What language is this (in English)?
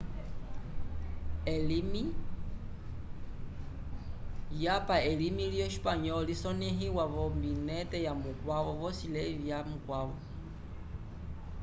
Umbundu